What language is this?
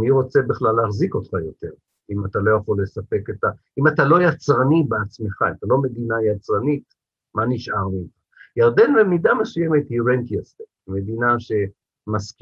Hebrew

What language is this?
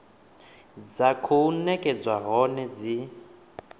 Venda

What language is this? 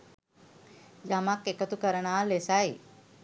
Sinhala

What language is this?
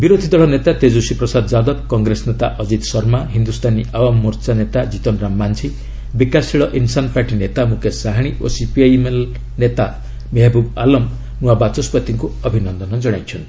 Odia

